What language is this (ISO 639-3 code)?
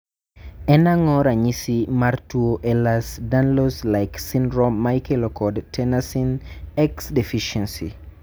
luo